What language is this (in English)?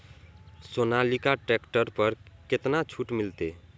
Maithili